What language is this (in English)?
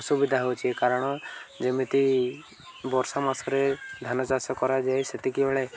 Odia